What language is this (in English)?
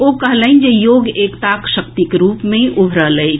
Maithili